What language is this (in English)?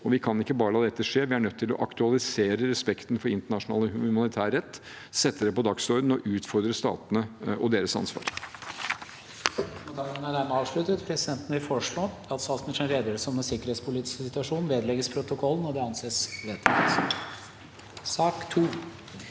Norwegian